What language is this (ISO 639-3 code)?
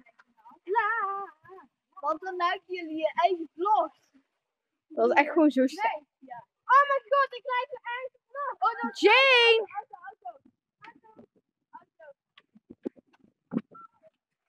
nld